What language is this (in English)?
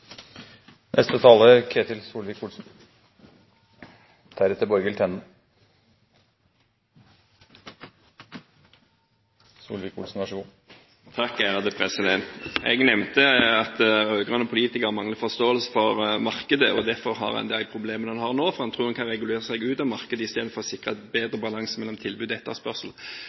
Norwegian Bokmål